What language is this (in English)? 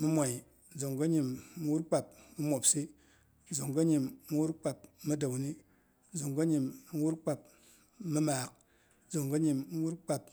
Boghom